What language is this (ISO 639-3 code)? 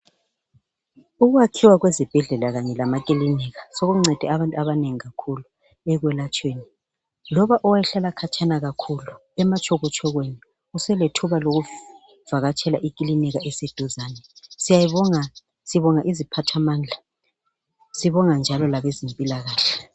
nde